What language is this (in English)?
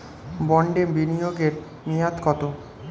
Bangla